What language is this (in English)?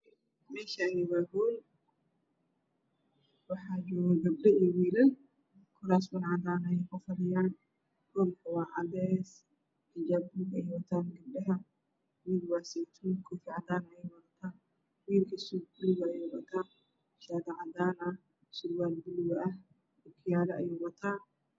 Somali